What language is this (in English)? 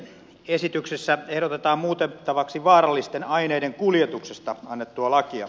Finnish